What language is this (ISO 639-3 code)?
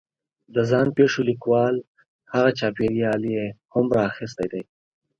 pus